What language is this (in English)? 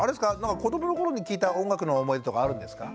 Japanese